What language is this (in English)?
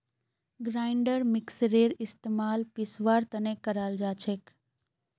Magahi